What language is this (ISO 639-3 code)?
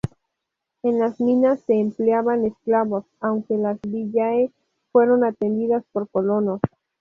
spa